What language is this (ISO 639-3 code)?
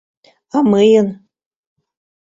chm